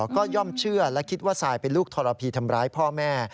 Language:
Thai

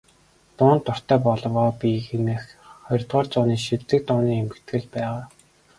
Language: Mongolian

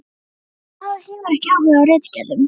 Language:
Icelandic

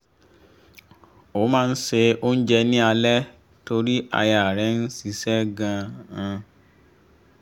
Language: Yoruba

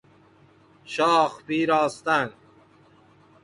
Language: Persian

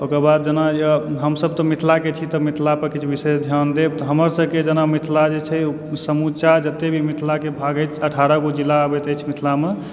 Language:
Maithili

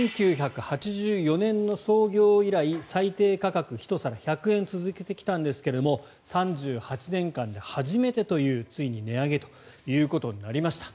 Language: Japanese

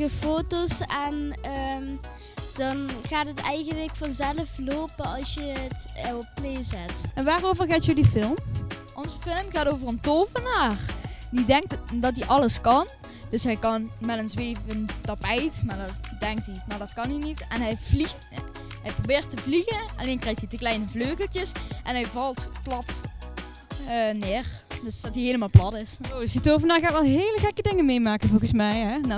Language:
Dutch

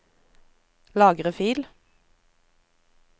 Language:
Norwegian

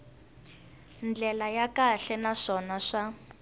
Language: Tsonga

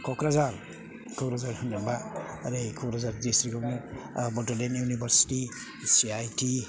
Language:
Bodo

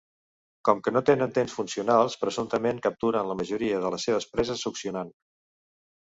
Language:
Catalan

